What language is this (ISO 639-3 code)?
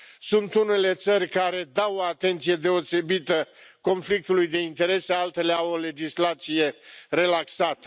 ron